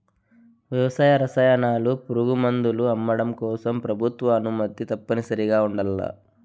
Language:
Telugu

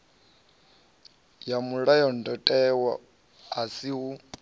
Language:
Venda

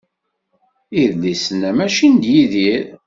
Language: Kabyle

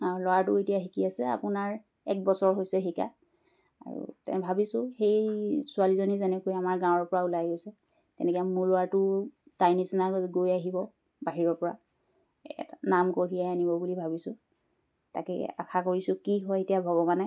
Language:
Assamese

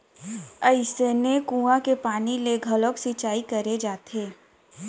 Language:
Chhattisgarhi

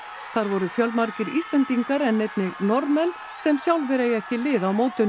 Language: Icelandic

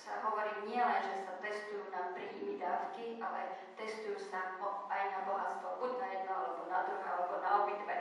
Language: Slovak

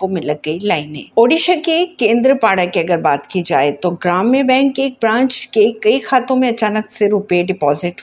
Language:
Hindi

